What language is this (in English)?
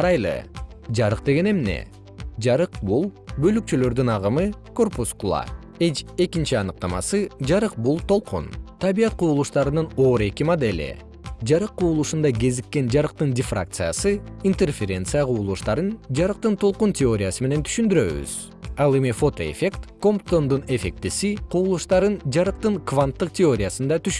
Kyrgyz